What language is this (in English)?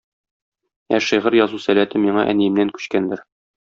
Tatar